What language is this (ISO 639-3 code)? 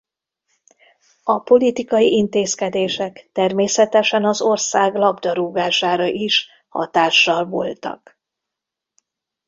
hun